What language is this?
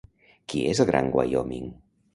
Catalan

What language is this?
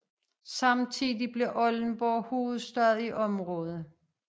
Danish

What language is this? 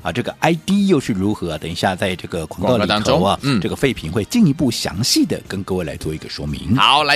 Chinese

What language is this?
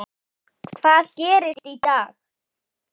Icelandic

